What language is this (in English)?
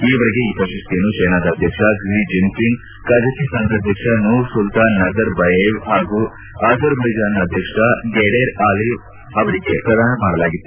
Kannada